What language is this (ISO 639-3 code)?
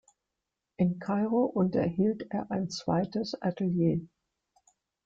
deu